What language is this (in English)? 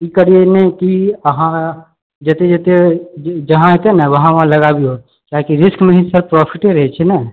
Maithili